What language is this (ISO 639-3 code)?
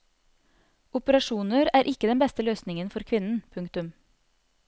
nor